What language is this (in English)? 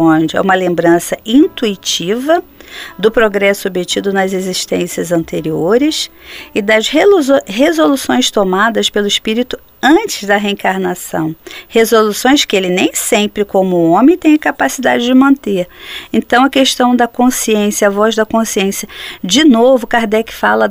Portuguese